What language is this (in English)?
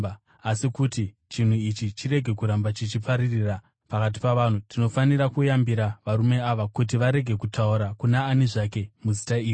Shona